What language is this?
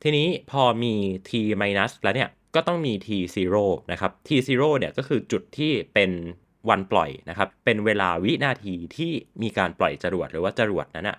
Thai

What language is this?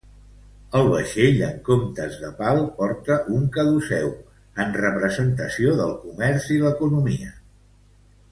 Catalan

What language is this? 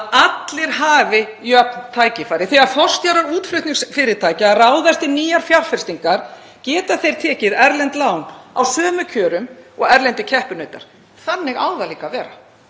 Icelandic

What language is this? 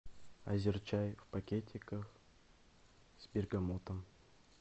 Russian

